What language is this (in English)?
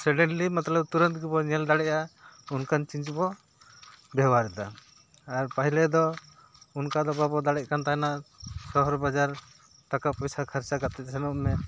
Santali